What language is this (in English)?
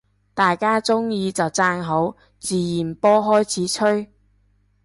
Cantonese